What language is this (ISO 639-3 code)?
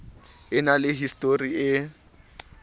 sot